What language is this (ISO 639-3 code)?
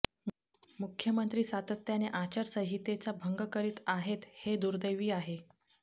mar